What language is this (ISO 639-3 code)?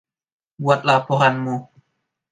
ind